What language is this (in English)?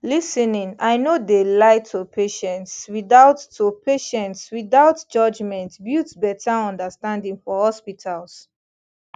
Nigerian Pidgin